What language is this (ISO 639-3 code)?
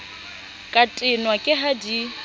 sot